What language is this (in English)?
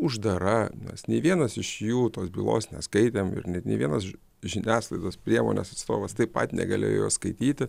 Lithuanian